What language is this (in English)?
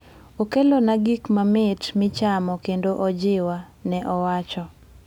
Luo (Kenya and Tanzania)